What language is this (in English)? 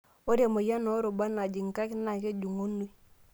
Masai